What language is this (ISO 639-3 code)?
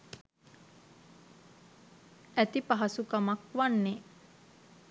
sin